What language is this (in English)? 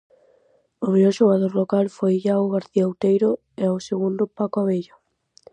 Galician